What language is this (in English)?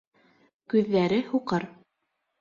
Bashkir